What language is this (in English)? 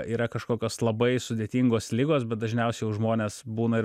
Lithuanian